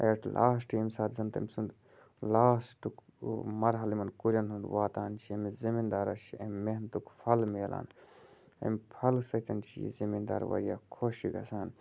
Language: Kashmiri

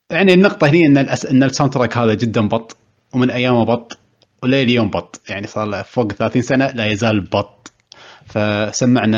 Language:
Arabic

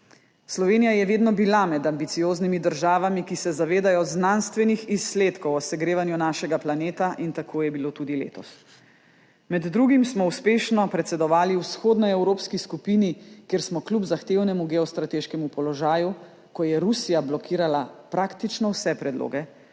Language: Slovenian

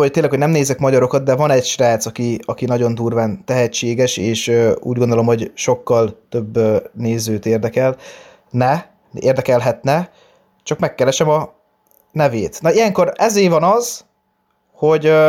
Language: Hungarian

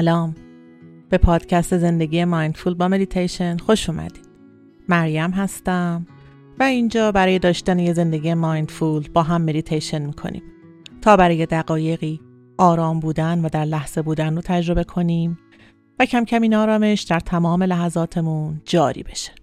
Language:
Persian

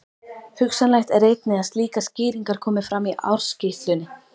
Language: Icelandic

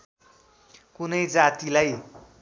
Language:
Nepali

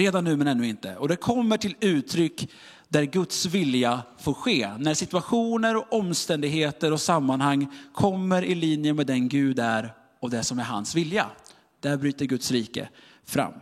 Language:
Swedish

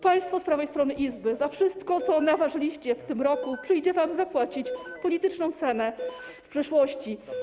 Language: Polish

